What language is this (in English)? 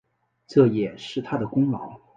Chinese